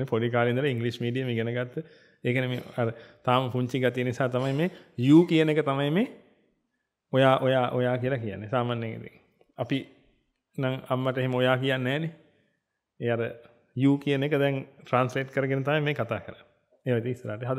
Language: Indonesian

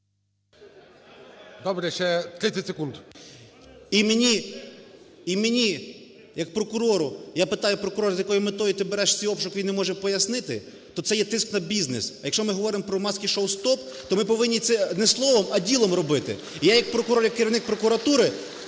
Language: Ukrainian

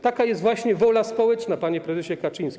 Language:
Polish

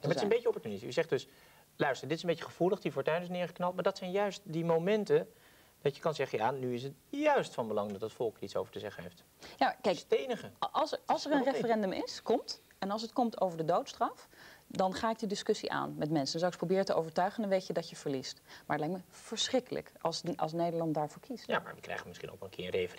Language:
Dutch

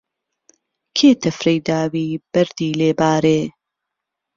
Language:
Central Kurdish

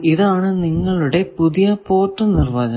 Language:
Malayalam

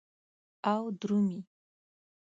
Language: Pashto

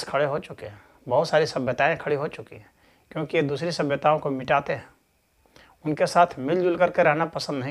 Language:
Hindi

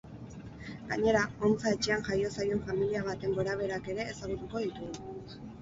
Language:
Basque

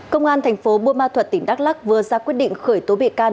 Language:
Vietnamese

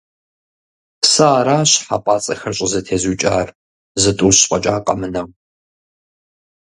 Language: Kabardian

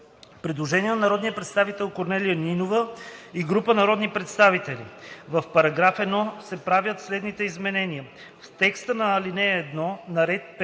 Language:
Bulgarian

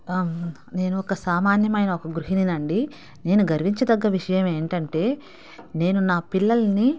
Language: Telugu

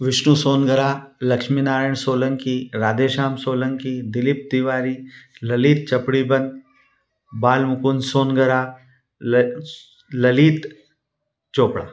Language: Hindi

